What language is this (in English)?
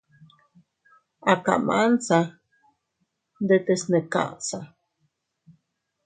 Teutila Cuicatec